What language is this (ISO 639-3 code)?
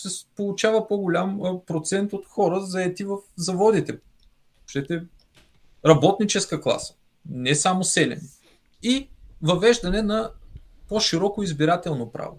bul